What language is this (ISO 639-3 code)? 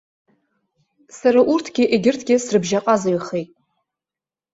abk